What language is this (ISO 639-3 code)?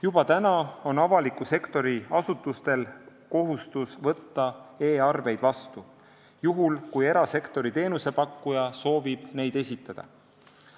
est